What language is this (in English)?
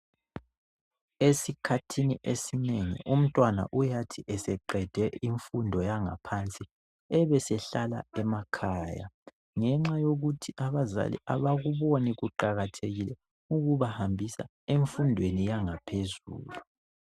North Ndebele